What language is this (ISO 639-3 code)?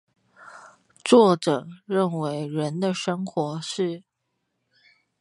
zho